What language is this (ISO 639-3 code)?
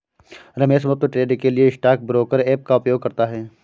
hin